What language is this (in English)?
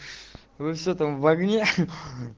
Russian